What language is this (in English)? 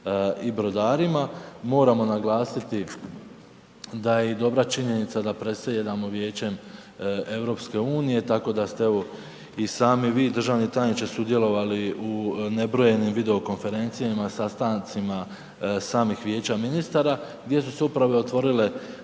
Croatian